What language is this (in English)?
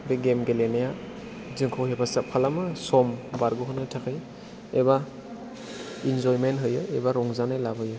Bodo